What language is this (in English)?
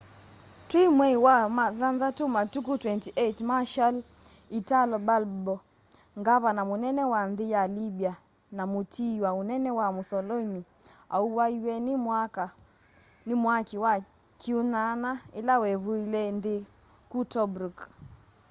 Kamba